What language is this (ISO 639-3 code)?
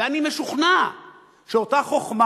heb